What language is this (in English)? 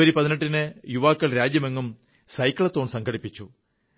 Malayalam